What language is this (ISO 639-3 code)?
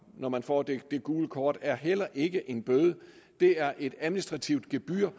dan